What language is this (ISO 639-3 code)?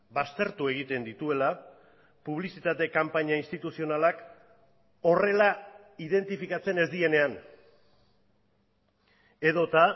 eus